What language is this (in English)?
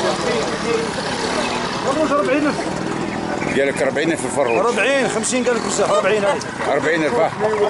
Arabic